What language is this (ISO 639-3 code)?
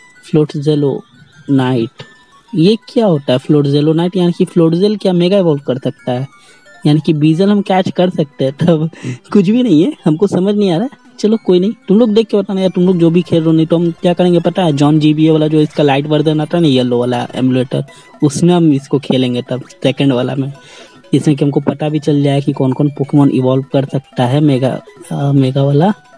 hin